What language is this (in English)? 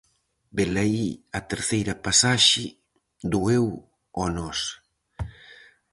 Galician